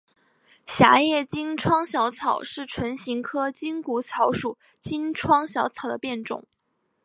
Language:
Chinese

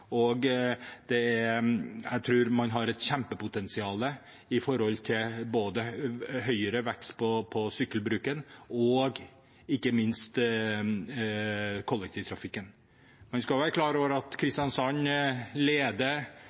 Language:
Norwegian Bokmål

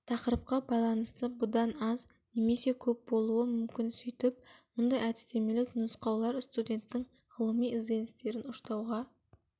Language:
Kazakh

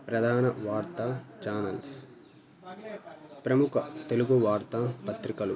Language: Telugu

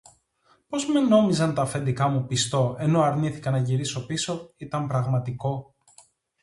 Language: Greek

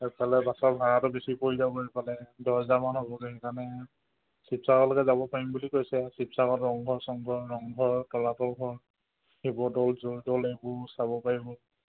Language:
Assamese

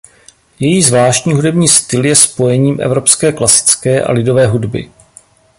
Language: Czech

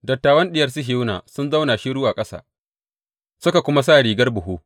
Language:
Hausa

